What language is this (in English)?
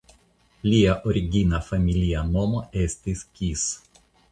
Esperanto